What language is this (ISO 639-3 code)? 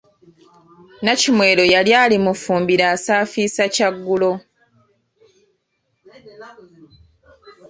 lug